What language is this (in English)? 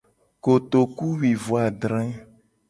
Gen